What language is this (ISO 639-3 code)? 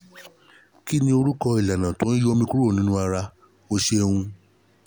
yor